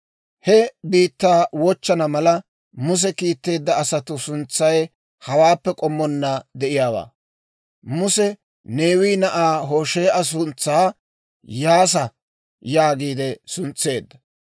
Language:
Dawro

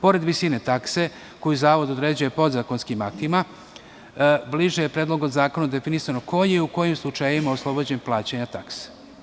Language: Serbian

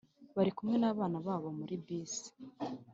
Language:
Kinyarwanda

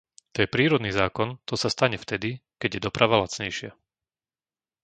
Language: Slovak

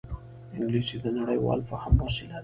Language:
Pashto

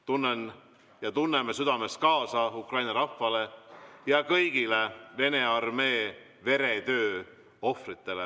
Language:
Estonian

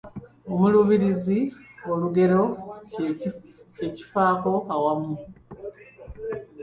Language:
Ganda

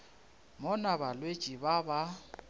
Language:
Northern Sotho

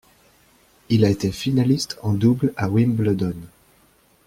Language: French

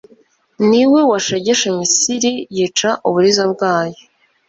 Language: Kinyarwanda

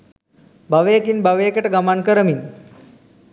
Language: Sinhala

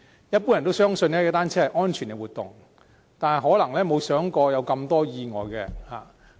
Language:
Cantonese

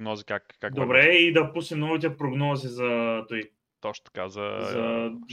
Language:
Bulgarian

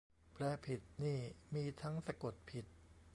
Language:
Thai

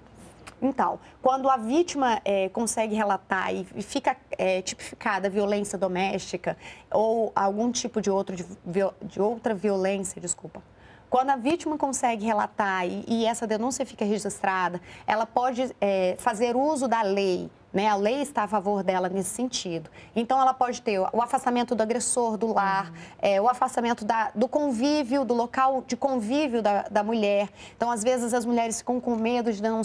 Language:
Portuguese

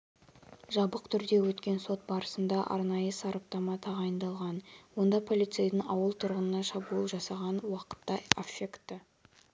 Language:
Kazakh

